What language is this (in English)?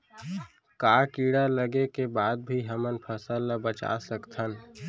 Chhattisgarhi